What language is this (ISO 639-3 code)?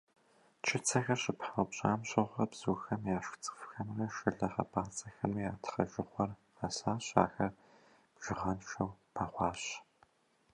kbd